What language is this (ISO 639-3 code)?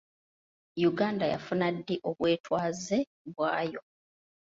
lug